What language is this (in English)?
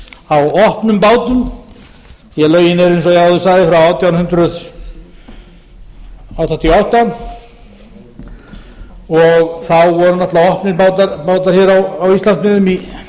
Icelandic